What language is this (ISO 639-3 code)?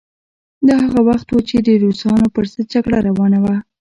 pus